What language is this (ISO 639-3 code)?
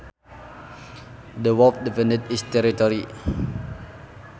sun